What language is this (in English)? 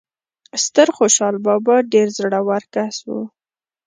Pashto